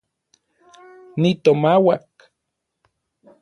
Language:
Orizaba Nahuatl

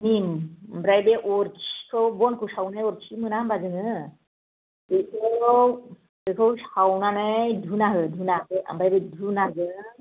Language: Bodo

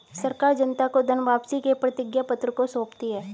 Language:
Hindi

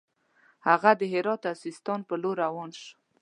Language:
Pashto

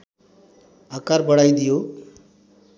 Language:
Nepali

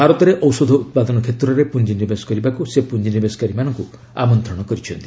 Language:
Odia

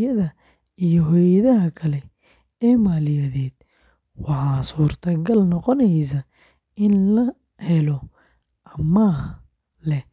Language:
Somali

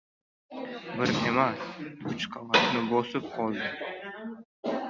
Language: Uzbek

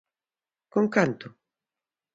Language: Galician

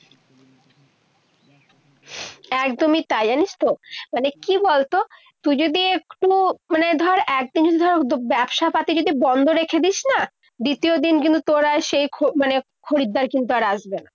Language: Bangla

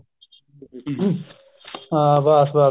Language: Punjabi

